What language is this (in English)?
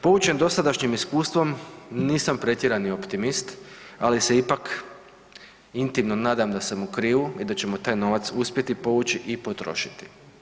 Croatian